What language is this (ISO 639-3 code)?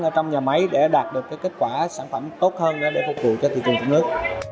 vie